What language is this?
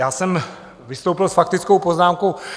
Czech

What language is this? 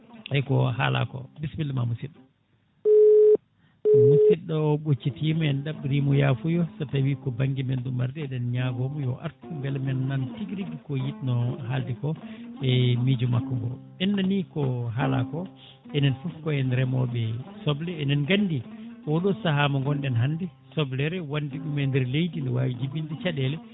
Fula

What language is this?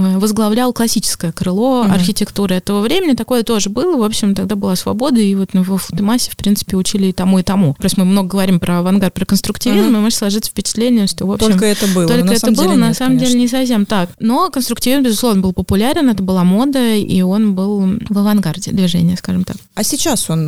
Russian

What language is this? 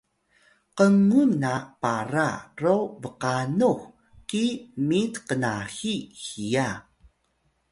Atayal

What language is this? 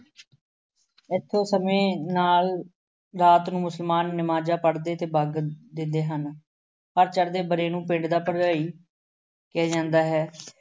Punjabi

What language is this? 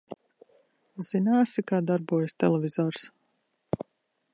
Latvian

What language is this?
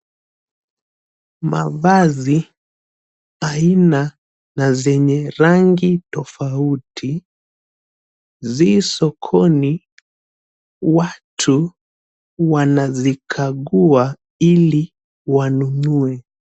Swahili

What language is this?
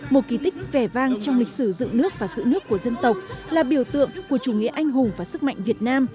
Vietnamese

